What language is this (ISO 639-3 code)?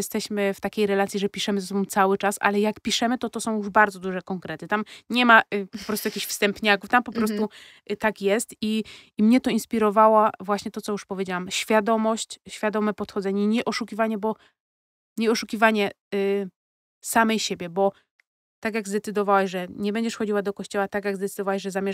pol